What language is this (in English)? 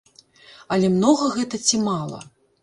Belarusian